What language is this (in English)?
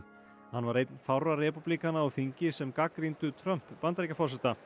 Icelandic